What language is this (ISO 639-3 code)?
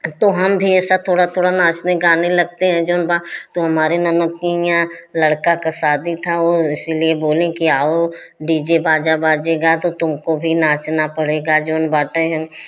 hin